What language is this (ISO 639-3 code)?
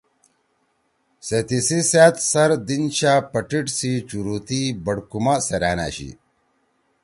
trw